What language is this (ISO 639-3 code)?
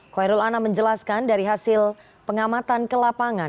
ind